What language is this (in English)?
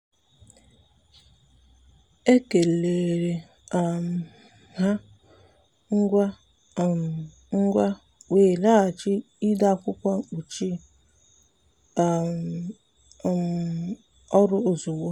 Igbo